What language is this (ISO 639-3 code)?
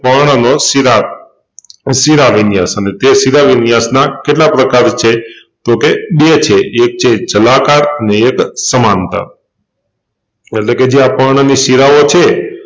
guj